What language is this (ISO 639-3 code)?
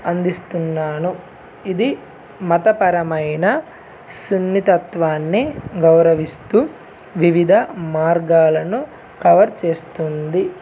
tel